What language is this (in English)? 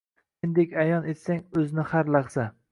Uzbek